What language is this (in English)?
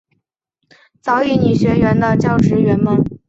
Chinese